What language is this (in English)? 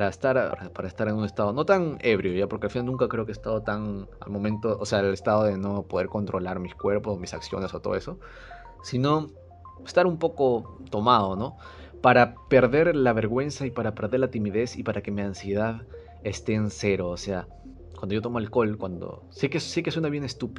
Spanish